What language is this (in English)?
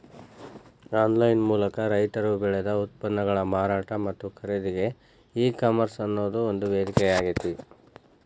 Kannada